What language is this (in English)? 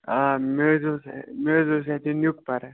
Kashmiri